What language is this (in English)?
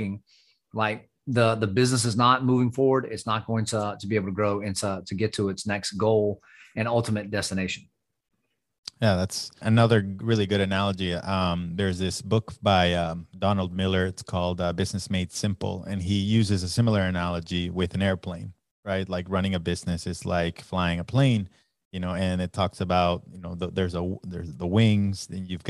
English